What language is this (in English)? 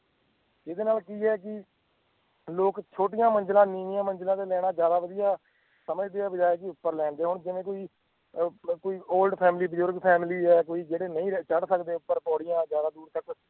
Punjabi